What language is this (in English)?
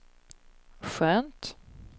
Swedish